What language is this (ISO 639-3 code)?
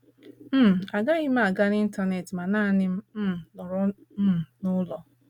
ibo